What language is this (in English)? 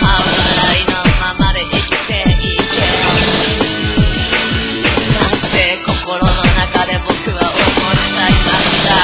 Vietnamese